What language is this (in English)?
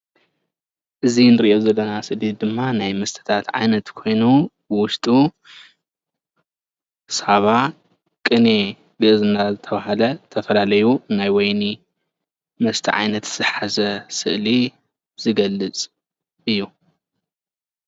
Tigrinya